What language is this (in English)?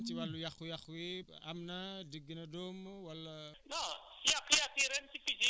Wolof